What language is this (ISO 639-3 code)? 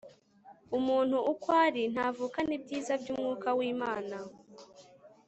kin